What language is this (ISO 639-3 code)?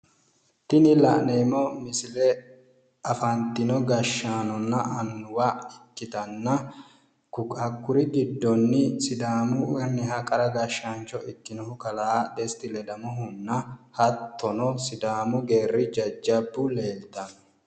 sid